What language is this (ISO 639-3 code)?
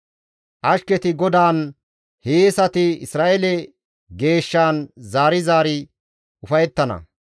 gmv